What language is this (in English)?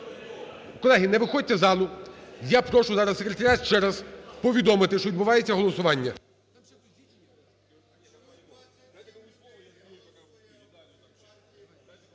Ukrainian